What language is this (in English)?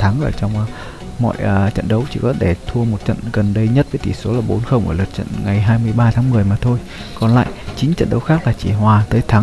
Vietnamese